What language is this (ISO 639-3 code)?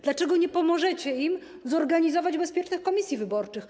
pol